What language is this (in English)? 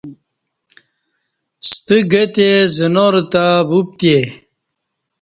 Kati